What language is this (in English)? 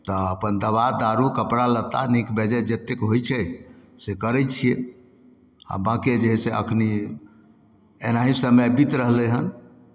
Maithili